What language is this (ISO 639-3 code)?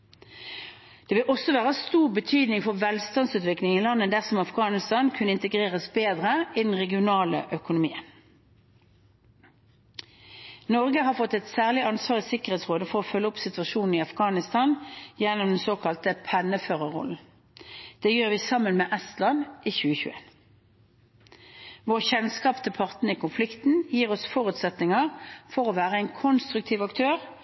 nob